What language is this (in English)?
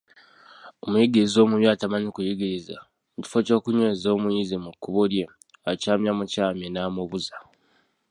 Ganda